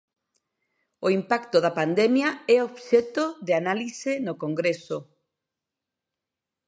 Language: Galician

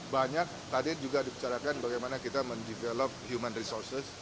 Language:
Indonesian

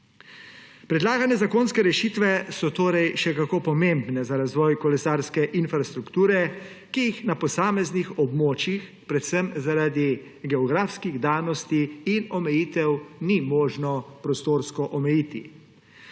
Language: Slovenian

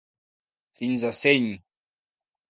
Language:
Catalan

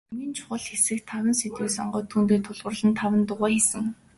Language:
Mongolian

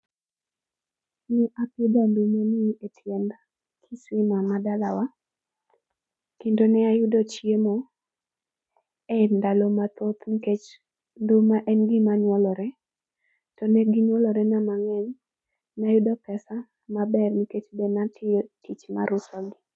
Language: Luo (Kenya and Tanzania)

